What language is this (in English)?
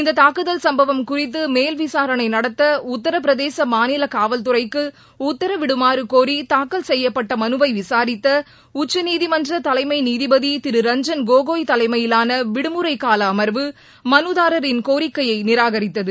Tamil